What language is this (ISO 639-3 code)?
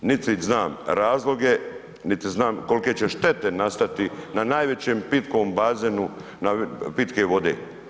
hrv